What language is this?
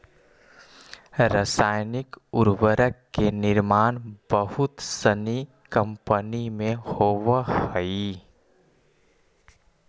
Magahi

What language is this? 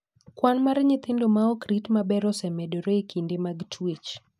Luo (Kenya and Tanzania)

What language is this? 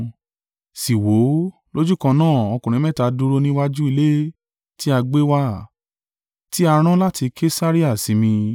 Yoruba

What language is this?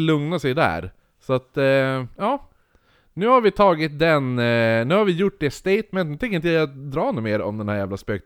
Swedish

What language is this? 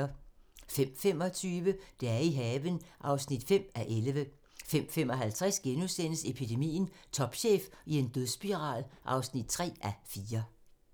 Danish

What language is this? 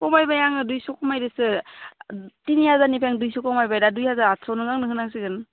Bodo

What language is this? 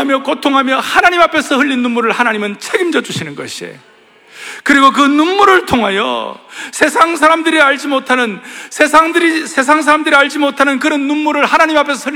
Korean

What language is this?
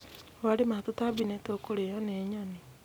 Kikuyu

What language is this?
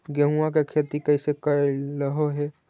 Magahi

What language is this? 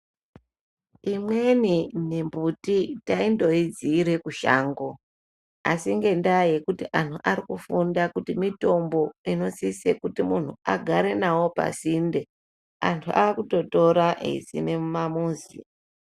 Ndau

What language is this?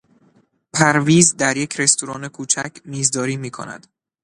Persian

